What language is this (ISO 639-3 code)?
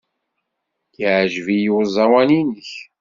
kab